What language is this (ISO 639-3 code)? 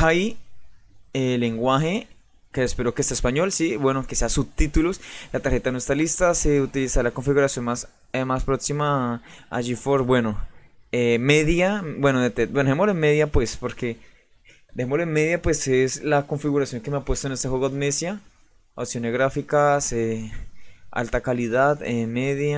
spa